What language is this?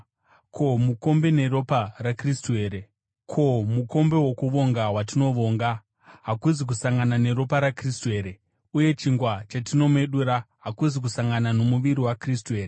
Shona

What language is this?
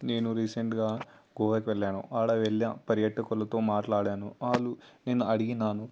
Telugu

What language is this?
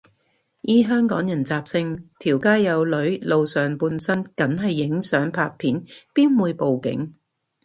Cantonese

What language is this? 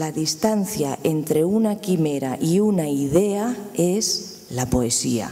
Spanish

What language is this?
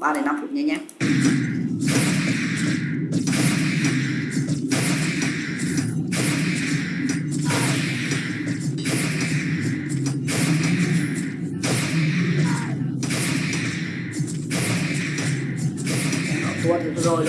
Vietnamese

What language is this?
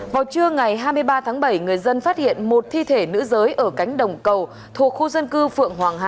Vietnamese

